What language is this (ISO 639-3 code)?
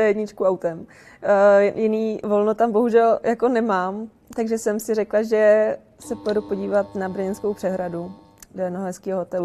ces